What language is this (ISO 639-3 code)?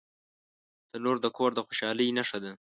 pus